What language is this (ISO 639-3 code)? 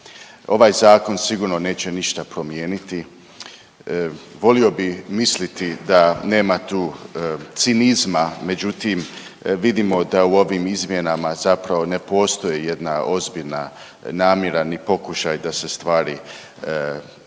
hrv